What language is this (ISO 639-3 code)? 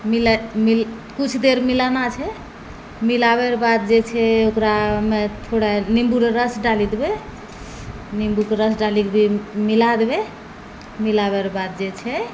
mai